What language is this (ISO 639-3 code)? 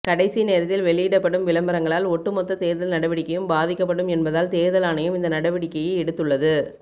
tam